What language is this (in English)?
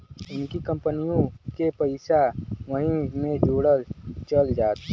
Bhojpuri